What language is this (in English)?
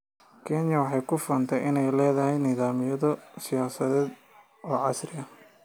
Somali